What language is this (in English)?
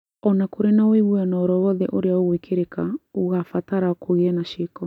Kikuyu